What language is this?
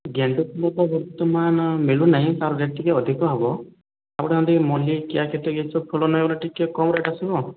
Odia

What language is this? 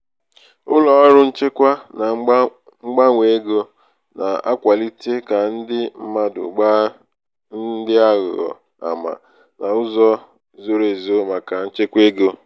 Igbo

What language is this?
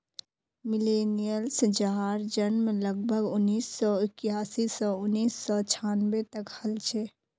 Magahi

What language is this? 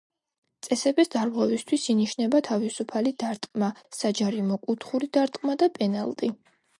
Georgian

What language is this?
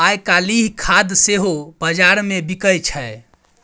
Maithili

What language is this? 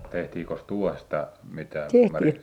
Finnish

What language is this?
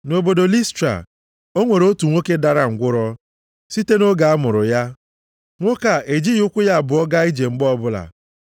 Igbo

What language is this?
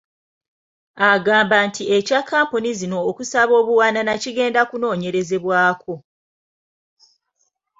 Ganda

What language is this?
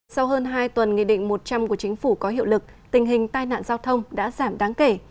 Vietnamese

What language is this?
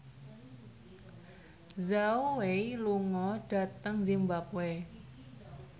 Javanese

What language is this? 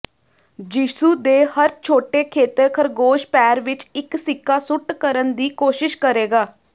Punjabi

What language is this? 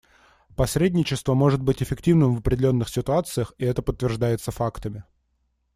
Russian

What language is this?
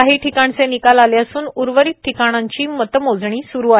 Marathi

